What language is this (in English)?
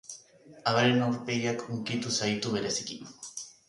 Basque